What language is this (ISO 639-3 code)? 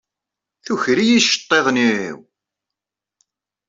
kab